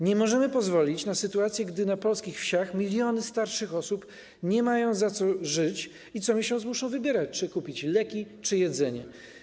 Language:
Polish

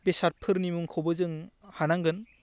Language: Bodo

